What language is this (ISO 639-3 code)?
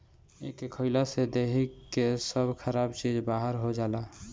bho